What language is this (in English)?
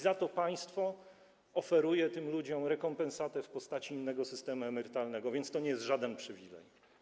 Polish